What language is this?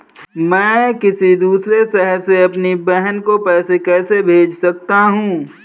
Hindi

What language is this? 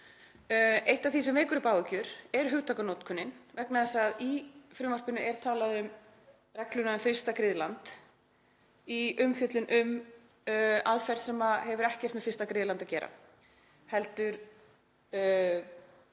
Icelandic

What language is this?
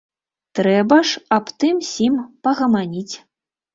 Belarusian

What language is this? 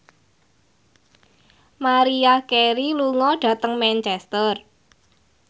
Javanese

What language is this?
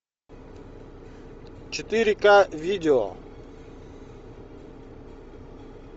Russian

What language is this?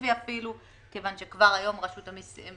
Hebrew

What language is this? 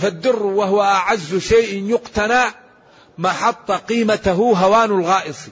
Arabic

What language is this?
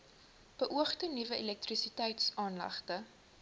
Afrikaans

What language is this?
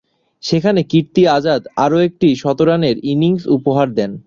Bangla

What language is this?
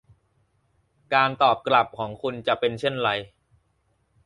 Thai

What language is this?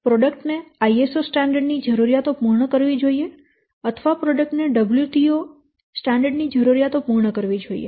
Gujarati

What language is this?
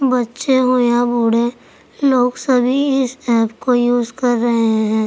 Urdu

